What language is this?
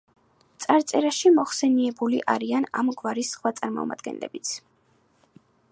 Georgian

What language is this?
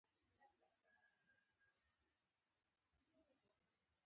Pashto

